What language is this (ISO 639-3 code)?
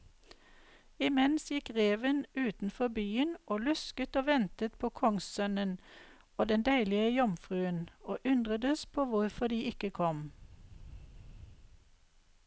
nor